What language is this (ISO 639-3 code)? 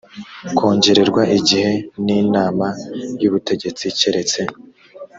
kin